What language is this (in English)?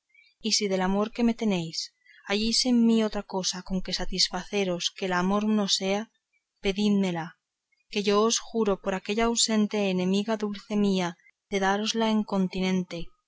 Spanish